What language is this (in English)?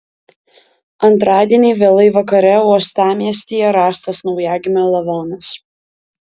Lithuanian